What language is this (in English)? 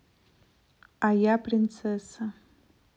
Russian